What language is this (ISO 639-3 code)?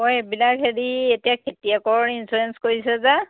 asm